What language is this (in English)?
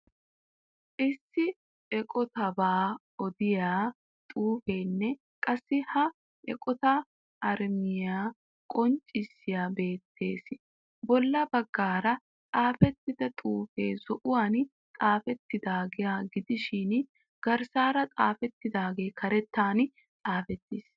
Wolaytta